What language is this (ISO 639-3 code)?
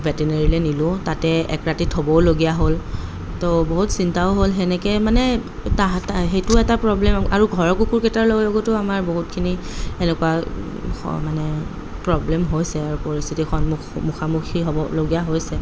asm